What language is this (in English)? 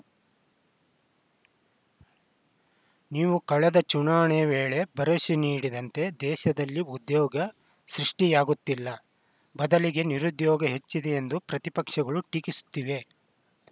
Kannada